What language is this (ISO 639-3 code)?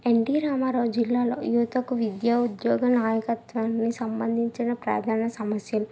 tel